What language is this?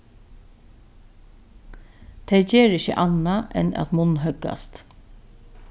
Faroese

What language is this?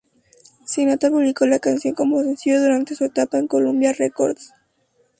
Spanish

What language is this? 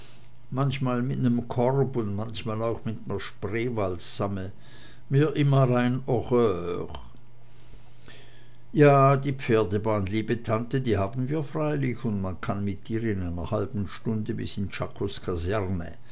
German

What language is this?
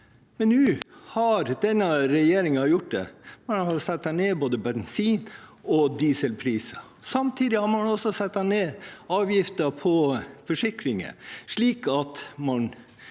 Norwegian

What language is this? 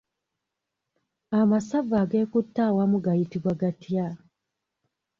Ganda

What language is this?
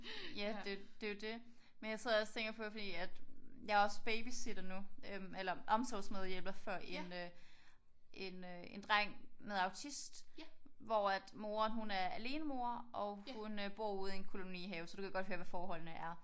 Danish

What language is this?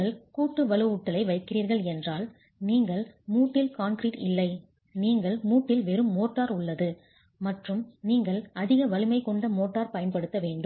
Tamil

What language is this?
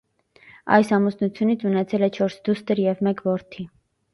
Armenian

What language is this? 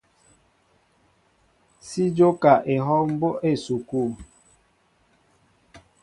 Mbo (Cameroon)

